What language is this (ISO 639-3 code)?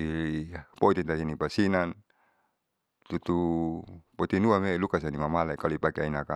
sau